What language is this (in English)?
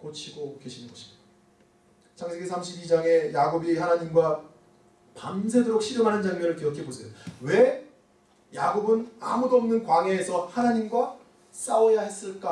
Korean